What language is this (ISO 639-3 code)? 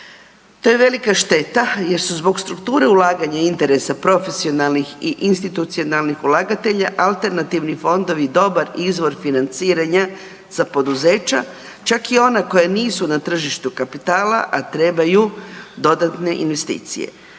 hrv